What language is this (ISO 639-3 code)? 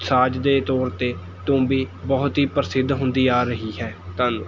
pan